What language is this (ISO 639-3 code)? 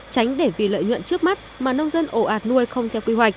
vie